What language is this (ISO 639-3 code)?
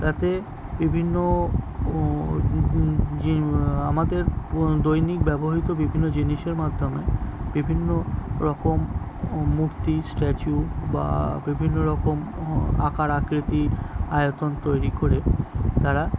ben